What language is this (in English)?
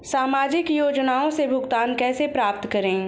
Hindi